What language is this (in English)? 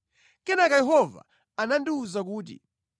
Nyanja